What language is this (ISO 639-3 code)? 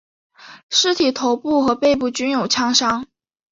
zho